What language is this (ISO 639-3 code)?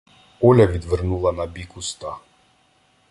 ukr